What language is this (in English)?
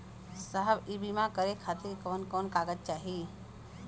Bhojpuri